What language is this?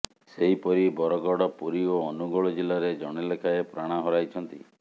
Odia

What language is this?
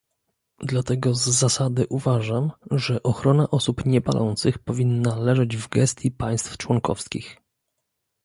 Polish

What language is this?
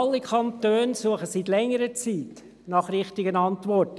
Swiss German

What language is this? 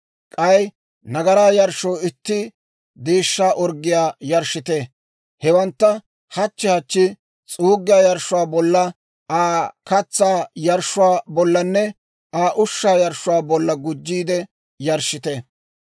Dawro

